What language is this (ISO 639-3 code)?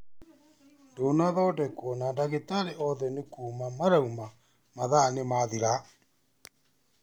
kik